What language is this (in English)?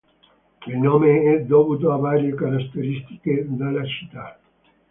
Italian